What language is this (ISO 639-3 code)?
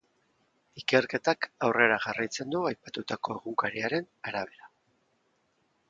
eus